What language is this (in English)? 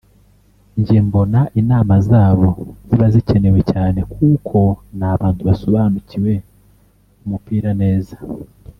Kinyarwanda